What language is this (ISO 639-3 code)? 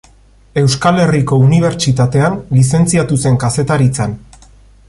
eus